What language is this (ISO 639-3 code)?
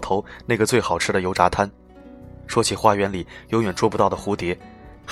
zho